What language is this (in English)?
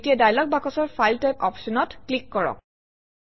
Assamese